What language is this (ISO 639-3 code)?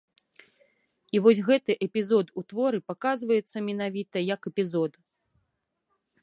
bel